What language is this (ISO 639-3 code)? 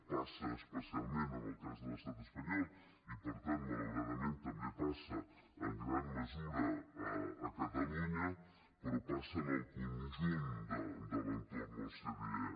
cat